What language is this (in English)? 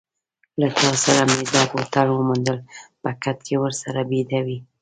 Pashto